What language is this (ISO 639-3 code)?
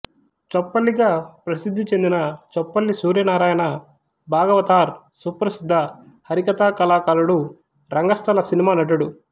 tel